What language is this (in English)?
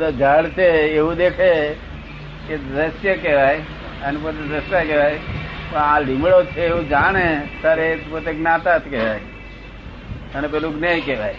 Gujarati